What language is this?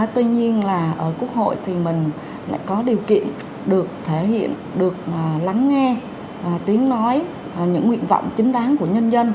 Vietnamese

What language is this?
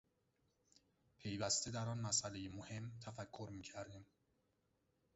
Persian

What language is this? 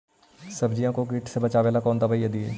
Magahi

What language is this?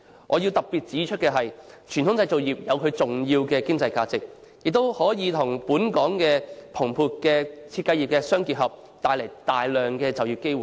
Cantonese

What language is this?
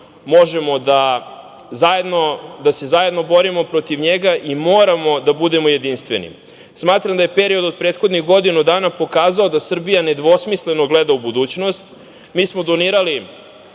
Serbian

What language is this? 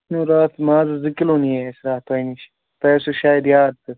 Kashmiri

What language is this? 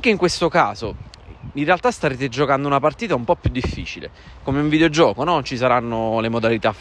Italian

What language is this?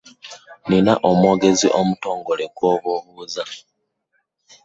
Ganda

